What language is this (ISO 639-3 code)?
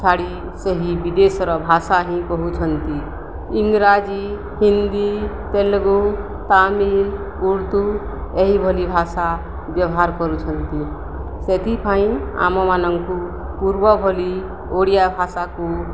ori